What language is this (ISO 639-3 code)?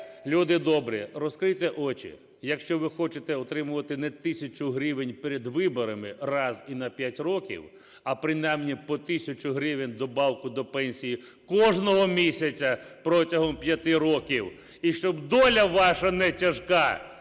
ukr